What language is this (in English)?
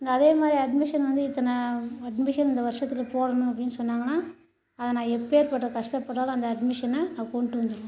Tamil